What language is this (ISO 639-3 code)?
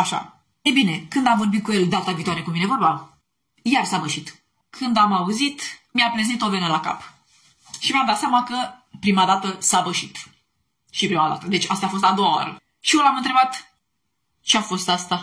ron